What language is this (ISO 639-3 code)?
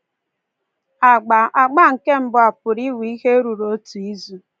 ibo